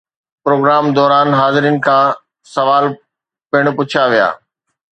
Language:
Sindhi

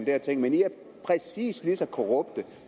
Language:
Danish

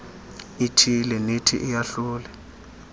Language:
Xhosa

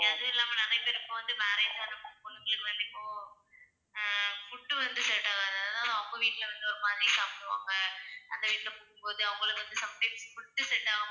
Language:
Tamil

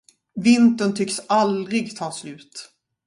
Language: Swedish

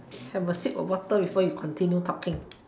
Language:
English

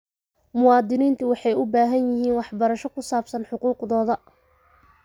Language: Somali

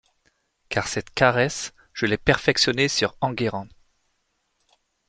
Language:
French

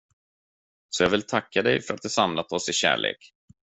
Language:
Swedish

